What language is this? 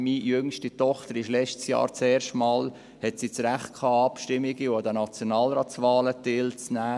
Swiss German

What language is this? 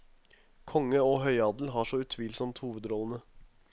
Norwegian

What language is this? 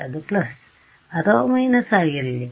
Kannada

